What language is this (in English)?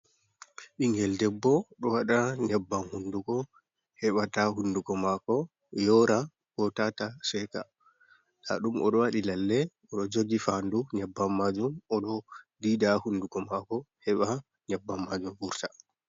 Fula